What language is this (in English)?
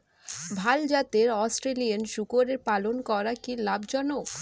Bangla